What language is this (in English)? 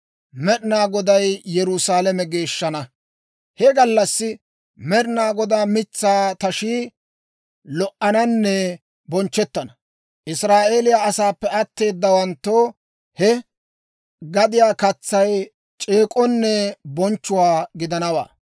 Dawro